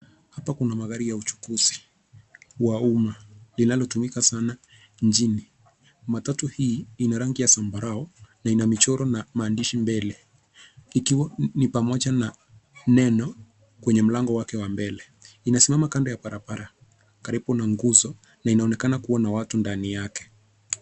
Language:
Swahili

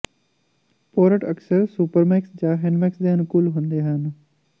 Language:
Punjabi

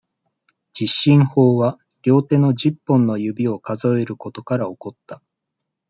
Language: Japanese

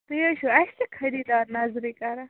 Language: Kashmiri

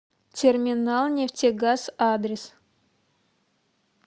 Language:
Russian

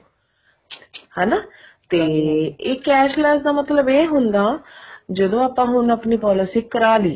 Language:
Punjabi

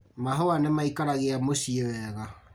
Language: Kikuyu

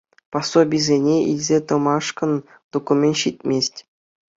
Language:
Chuvash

